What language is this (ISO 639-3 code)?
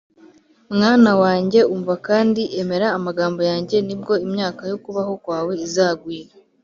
kin